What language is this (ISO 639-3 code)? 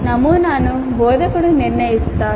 tel